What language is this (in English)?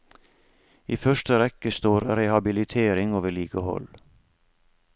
Norwegian